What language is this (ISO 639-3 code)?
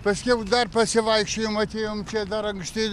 lit